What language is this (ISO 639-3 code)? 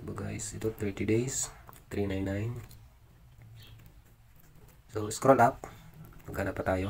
fil